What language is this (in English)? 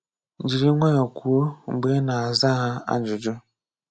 Igbo